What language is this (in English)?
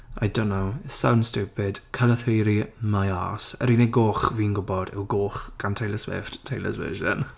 Welsh